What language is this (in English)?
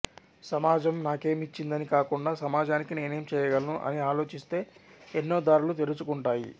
Telugu